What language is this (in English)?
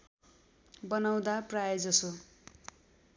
Nepali